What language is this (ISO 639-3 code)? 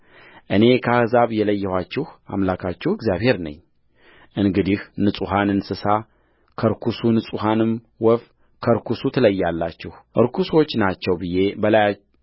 amh